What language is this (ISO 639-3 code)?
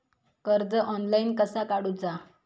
mar